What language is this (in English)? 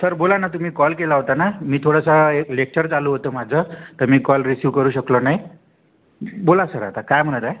Marathi